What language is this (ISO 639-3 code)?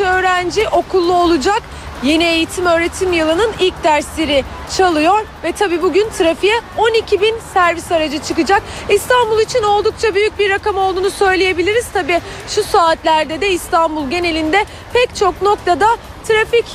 tur